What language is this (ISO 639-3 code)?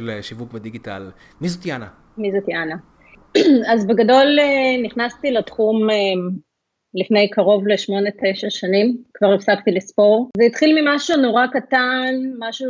heb